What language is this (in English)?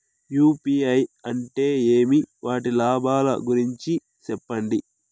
Telugu